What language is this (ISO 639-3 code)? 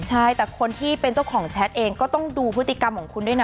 tha